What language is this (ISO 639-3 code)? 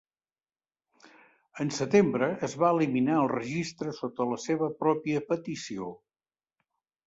cat